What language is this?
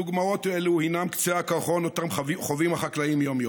Hebrew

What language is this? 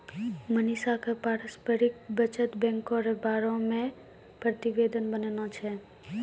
Maithili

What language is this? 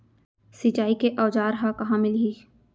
Chhattisgarhi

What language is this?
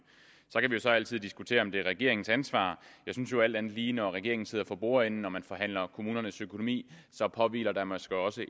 Danish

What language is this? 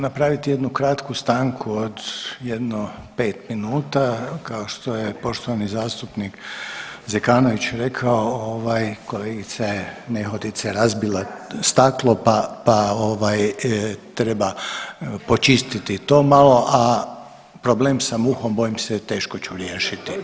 Croatian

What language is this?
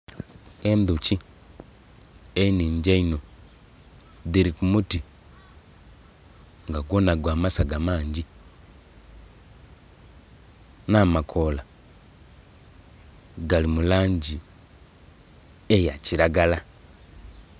Soga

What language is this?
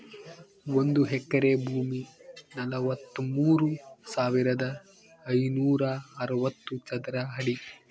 Kannada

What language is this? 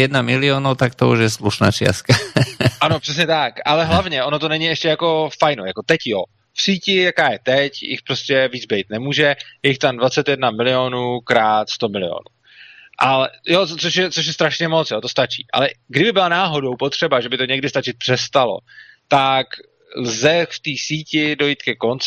Czech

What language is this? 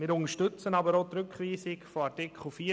Swiss German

